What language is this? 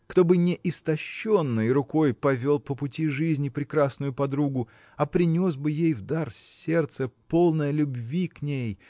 Russian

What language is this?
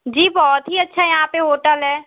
Hindi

